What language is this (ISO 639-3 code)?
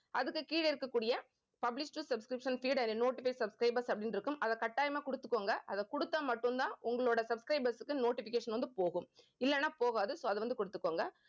tam